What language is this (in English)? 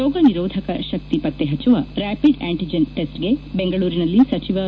Kannada